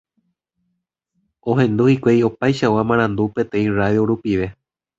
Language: Guarani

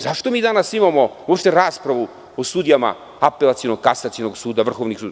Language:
Serbian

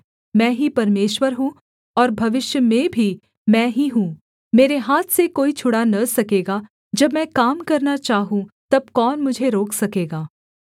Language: Hindi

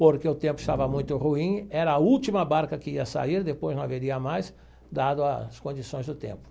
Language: Portuguese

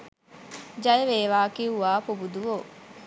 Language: Sinhala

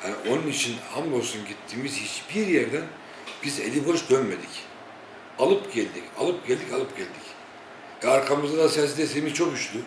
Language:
Turkish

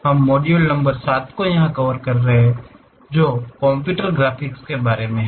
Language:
Hindi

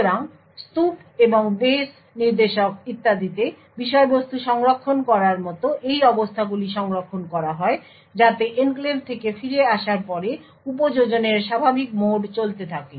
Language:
Bangla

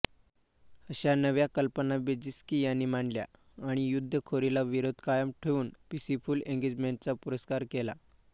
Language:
Marathi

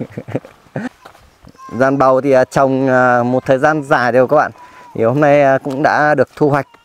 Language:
Vietnamese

